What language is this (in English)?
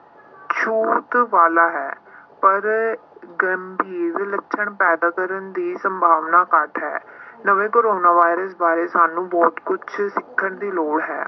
Punjabi